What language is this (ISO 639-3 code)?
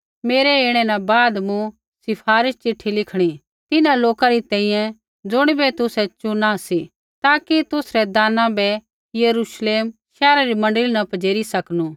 kfx